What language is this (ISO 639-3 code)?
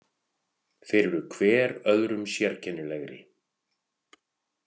isl